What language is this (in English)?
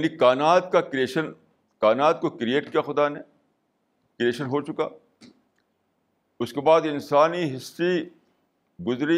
Urdu